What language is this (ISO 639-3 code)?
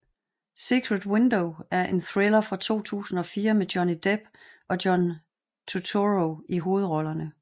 dan